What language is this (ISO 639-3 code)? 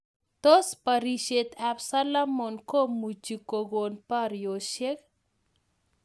kln